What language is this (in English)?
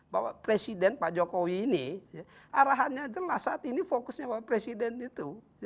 Indonesian